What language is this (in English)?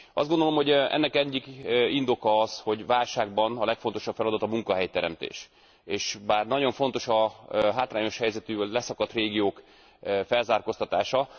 Hungarian